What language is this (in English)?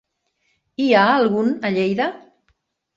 Catalan